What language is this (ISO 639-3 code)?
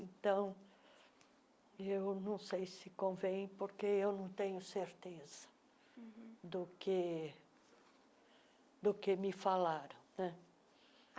por